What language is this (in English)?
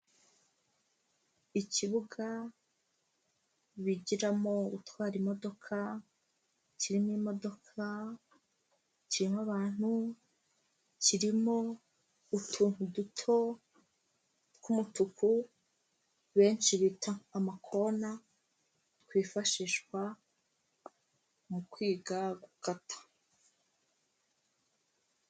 Kinyarwanda